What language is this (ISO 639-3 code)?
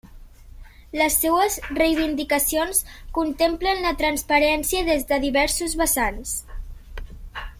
cat